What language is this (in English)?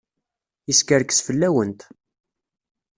Kabyle